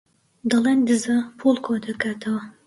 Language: Central Kurdish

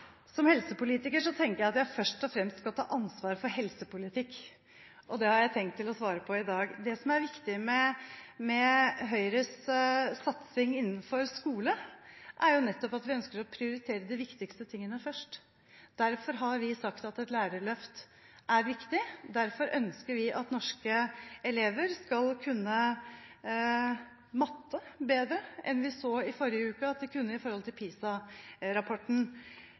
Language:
Norwegian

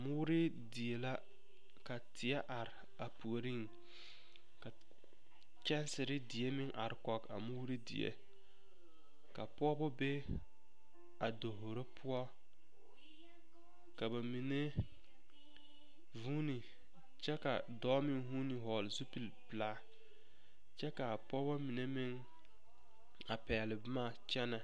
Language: Southern Dagaare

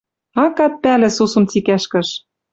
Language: Western Mari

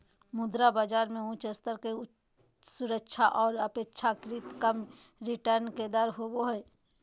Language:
Magahi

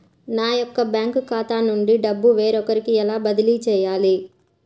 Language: Telugu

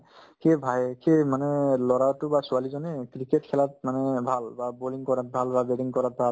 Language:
Assamese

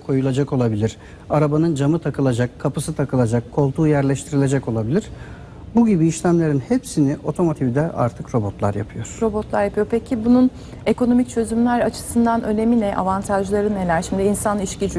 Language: Turkish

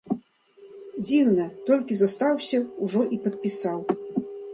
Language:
Belarusian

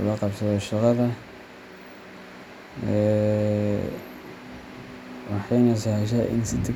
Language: Somali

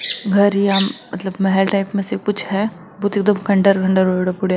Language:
Marwari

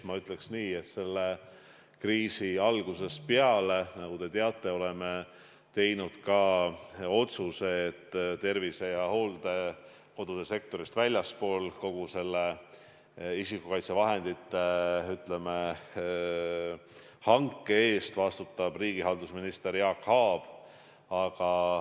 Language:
Estonian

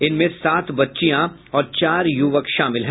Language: Hindi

